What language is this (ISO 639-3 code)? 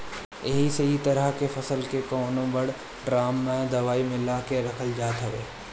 bho